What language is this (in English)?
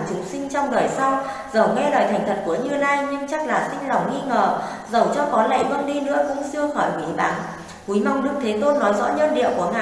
Vietnamese